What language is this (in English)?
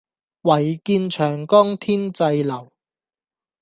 Cantonese